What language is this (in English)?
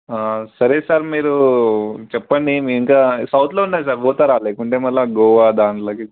Telugu